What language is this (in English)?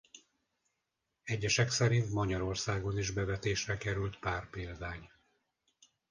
Hungarian